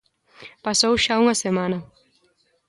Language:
Galician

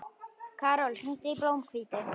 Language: Icelandic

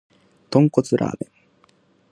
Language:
Japanese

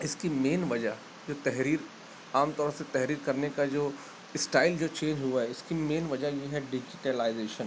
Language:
Urdu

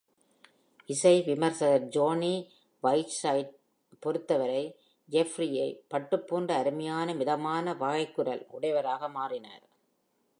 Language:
Tamil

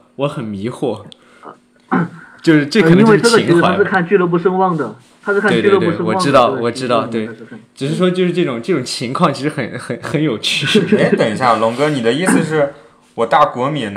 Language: Chinese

